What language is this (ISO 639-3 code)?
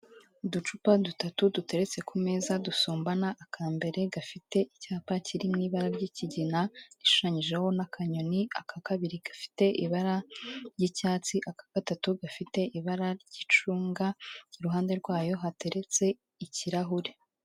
kin